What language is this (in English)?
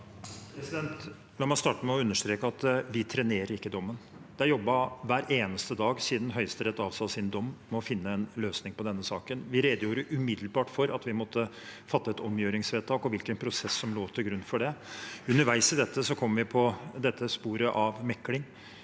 Norwegian